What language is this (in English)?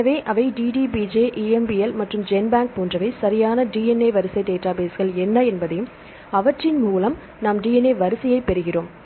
Tamil